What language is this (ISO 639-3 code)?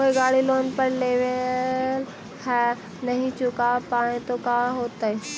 mag